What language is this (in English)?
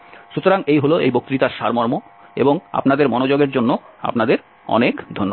Bangla